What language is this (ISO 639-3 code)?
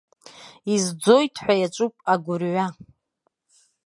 abk